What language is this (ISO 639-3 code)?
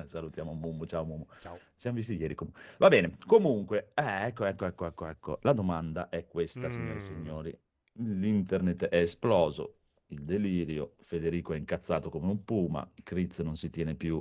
ita